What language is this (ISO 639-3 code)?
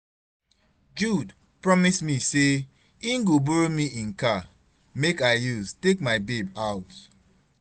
pcm